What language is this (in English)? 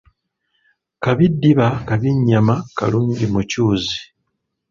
Ganda